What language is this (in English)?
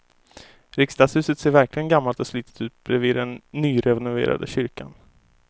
Swedish